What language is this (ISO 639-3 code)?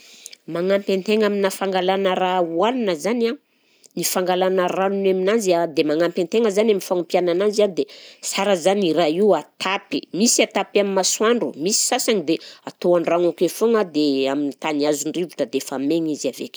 bzc